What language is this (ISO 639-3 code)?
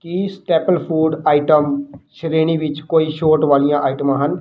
pan